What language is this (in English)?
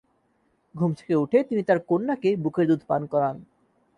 Bangla